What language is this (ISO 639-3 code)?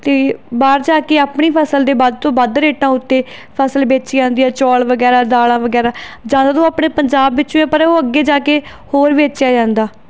pan